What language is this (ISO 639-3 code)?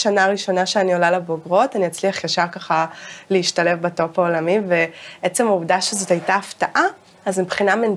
heb